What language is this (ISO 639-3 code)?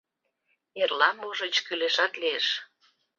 chm